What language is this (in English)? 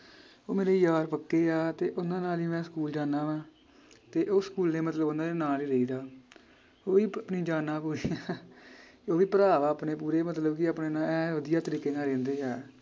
Punjabi